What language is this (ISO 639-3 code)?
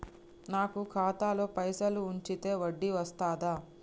tel